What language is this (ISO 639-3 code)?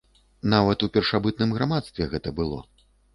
bel